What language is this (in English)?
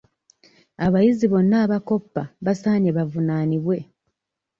Ganda